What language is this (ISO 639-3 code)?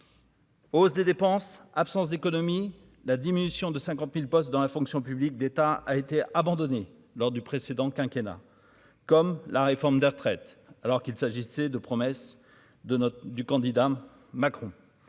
fra